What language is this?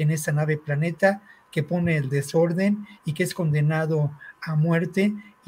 Spanish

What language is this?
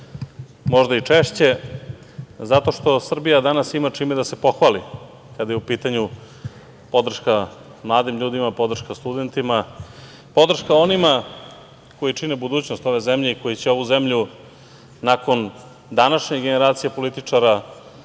Serbian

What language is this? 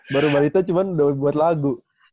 Indonesian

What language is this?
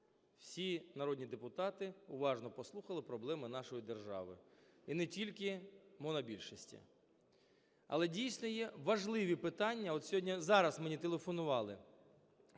Ukrainian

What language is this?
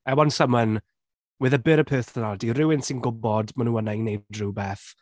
Welsh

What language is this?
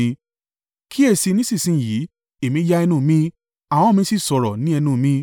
Yoruba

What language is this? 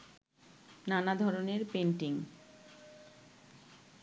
Bangla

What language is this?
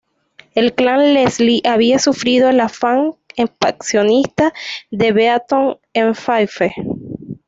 Spanish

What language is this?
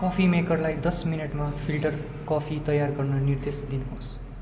Nepali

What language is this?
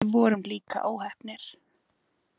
Icelandic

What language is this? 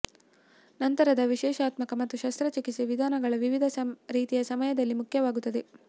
Kannada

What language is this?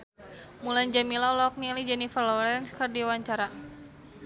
Sundanese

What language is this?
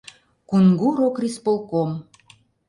Mari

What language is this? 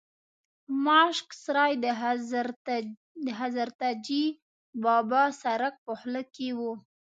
Pashto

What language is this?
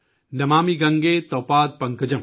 Urdu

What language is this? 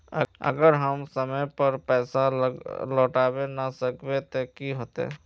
Magahi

